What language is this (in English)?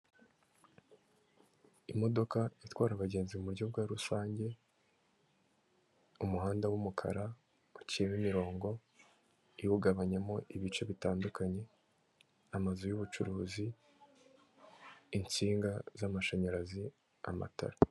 Kinyarwanda